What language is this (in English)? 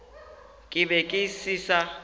Northern Sotho